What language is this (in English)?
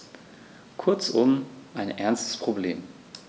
German